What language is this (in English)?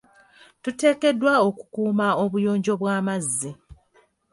Ganda